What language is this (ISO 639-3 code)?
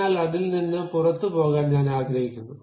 mal